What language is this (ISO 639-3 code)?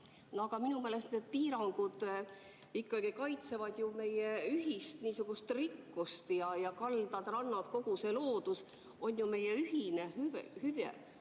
est